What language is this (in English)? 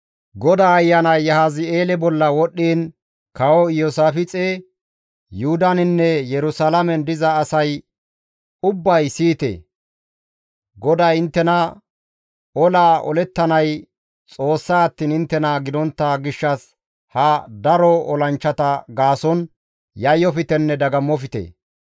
Gamo